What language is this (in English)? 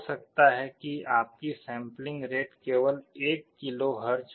Hindi